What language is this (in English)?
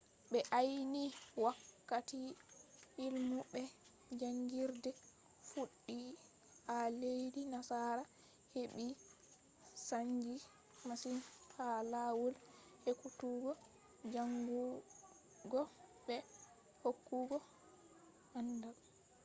Fula